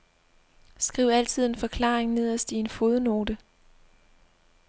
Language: Danish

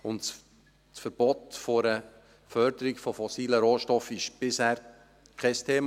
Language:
Swiss German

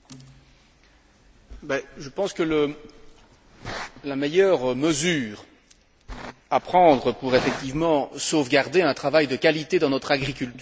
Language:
French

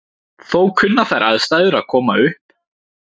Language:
Icelandic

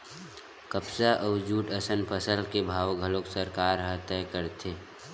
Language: Chhattisgarhi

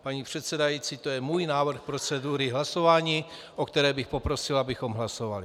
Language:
Czech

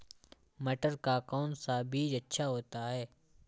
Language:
Hindi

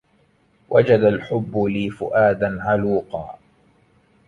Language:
Arabic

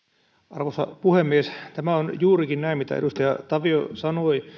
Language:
Finnish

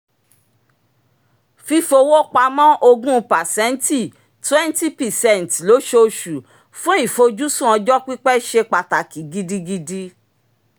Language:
Yoruba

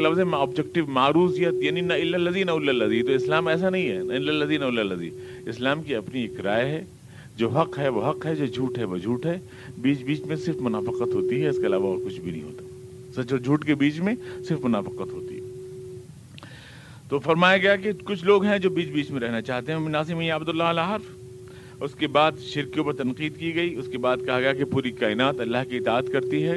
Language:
Urdu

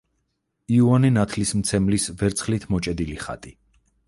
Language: Georgian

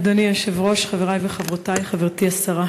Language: Hebrew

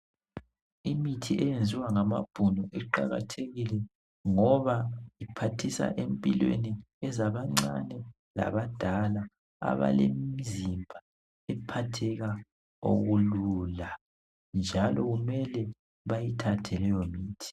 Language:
North Ndebele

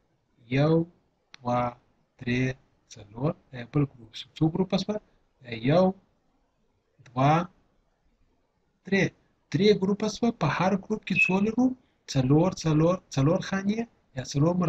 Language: Arabic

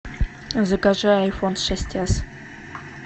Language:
Russian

